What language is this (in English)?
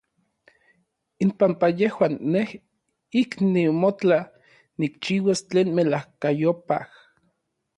Orizaba Nahuatl